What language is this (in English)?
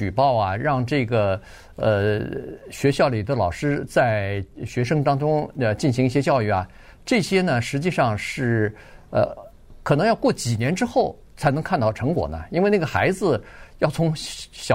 Chinese